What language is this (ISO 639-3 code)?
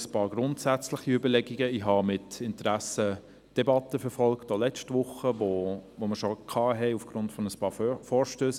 gsw